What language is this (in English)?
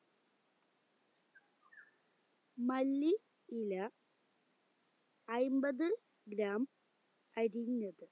Malayalam